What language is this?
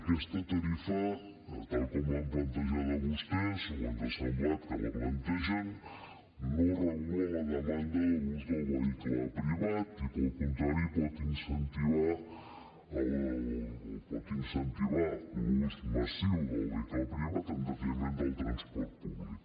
Catalan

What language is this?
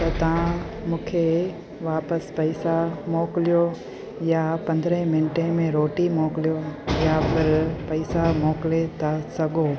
Sindhi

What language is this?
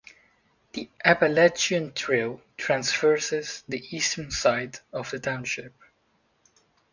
English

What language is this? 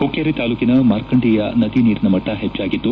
Kannada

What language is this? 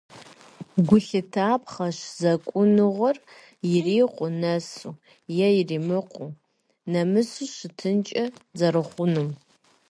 Kabardian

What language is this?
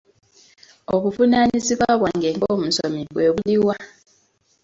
Ganda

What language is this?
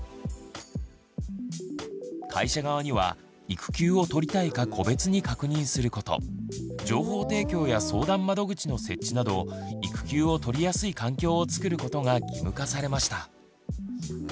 Japanese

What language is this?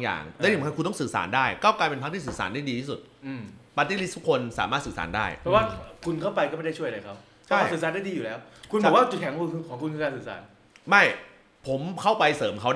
Thai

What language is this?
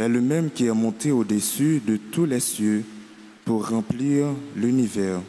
French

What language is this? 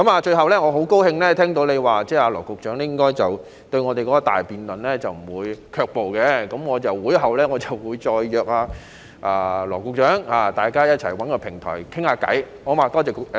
Cantonese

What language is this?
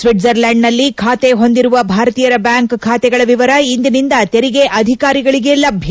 Kannada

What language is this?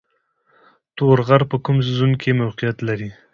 Pashto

